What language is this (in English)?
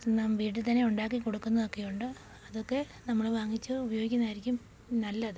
Malayalam